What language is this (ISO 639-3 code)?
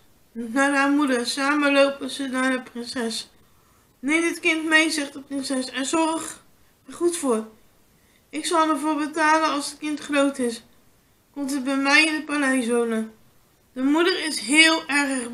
nld